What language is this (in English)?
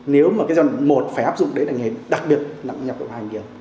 Vietnamese